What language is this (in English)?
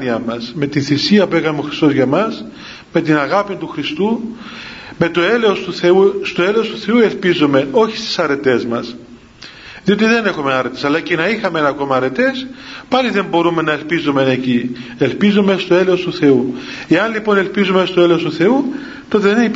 Greek